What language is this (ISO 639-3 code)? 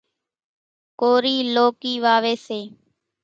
gjk